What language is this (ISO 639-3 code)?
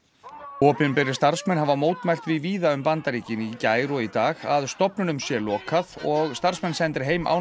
isl